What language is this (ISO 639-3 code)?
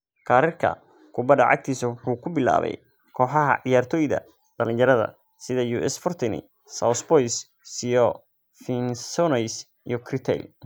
som